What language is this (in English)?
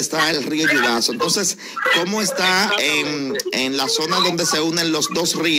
Spanish